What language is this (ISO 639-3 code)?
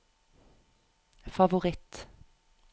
nor